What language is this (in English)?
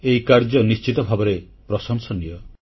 Odia